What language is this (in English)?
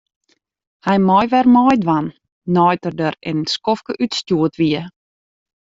Western Frisian